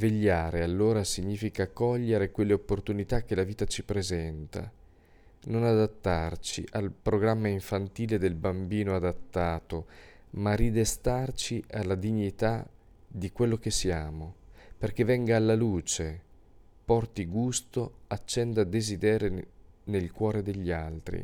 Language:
Italian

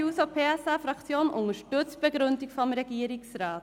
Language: Swiss German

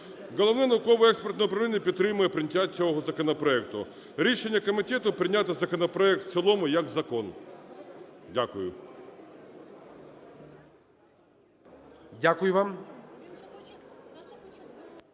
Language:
Ukrainian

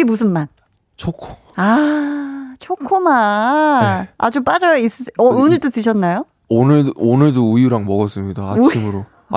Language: Korean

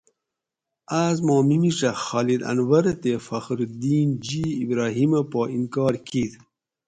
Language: Gawri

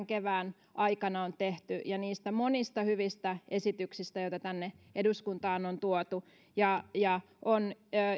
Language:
Finnish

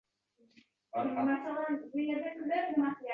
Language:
Uzbek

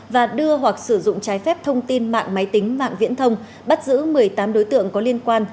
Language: Vietnamese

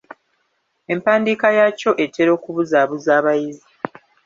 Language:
Ganda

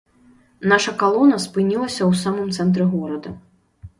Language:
Belarusian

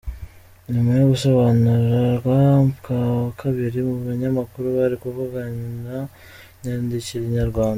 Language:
Kinyarwanda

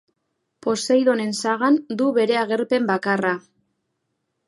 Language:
Basque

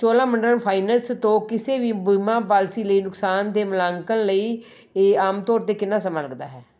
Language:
Punjabi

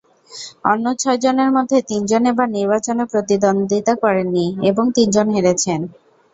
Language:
Bangla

